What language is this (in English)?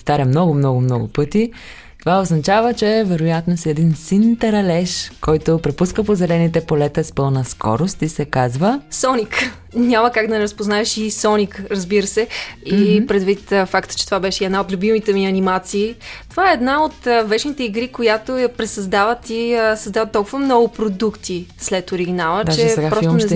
Bulgarian